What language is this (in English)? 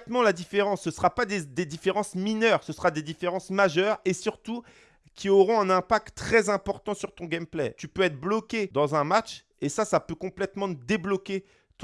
French